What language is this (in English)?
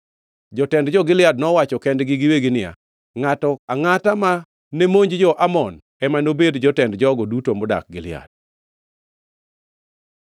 Luo (Kenya and Tanzania)